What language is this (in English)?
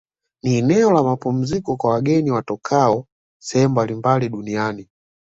Swahili